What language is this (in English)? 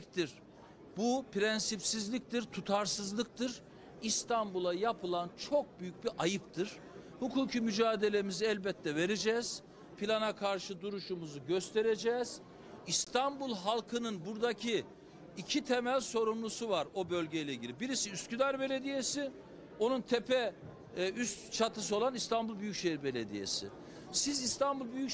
Turkish